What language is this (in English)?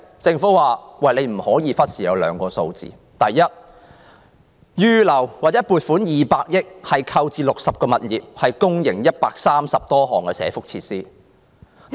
Cantonese